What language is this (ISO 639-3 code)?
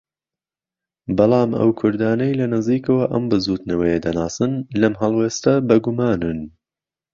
ckb